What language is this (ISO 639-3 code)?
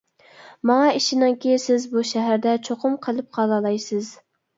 uig